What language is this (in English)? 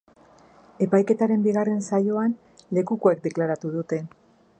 Basque